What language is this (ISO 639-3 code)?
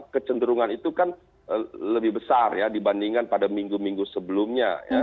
ind